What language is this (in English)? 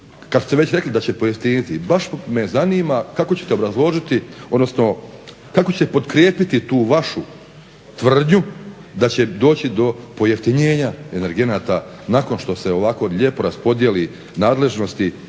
Croatian